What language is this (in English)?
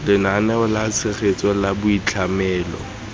Tswana